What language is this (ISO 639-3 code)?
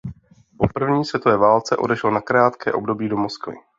ces